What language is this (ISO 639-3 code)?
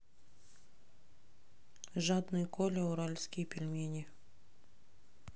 rus